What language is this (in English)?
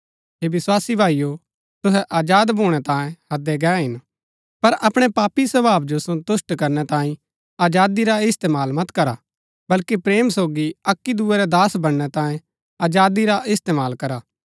Gaddi